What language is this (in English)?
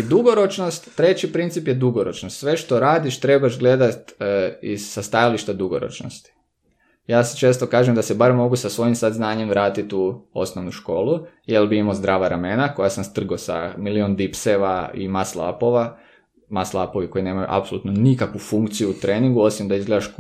Croatian